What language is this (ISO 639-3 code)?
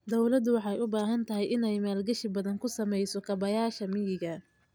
som